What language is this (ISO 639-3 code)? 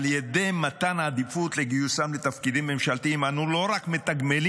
heb